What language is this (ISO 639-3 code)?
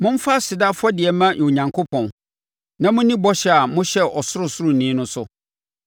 aka